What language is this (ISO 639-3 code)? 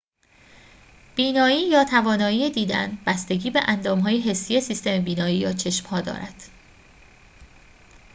fas